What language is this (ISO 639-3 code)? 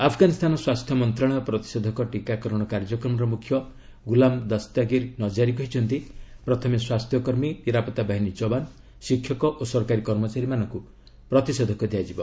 ori